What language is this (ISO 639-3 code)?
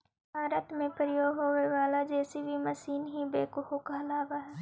mag